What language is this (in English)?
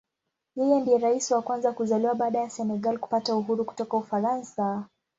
Swahili